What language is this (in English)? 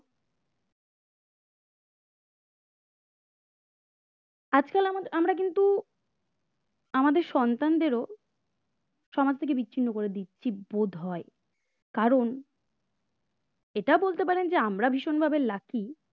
Bangla